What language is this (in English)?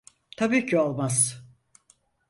Turkish